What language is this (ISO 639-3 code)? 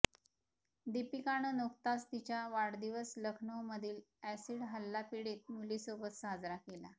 mar